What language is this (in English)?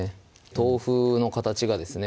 Japanese